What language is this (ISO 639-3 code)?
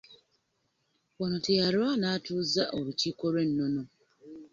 lug